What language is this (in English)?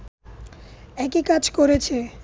Bangla